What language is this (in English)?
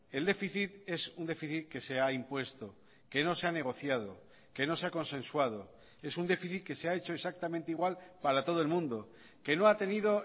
Spanish